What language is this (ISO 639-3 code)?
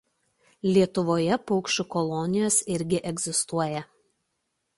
lit